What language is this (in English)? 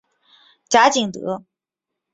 Chinese